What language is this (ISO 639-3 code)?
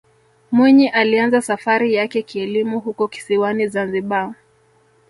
swa